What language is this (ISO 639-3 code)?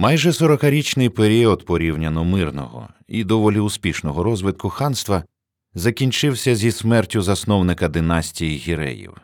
ukr